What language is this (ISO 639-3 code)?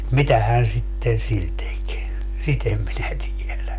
fin